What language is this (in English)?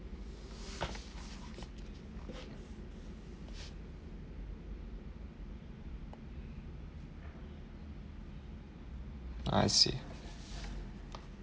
English